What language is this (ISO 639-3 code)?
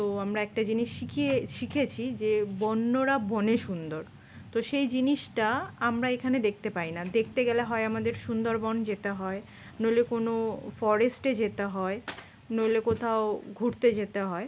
ben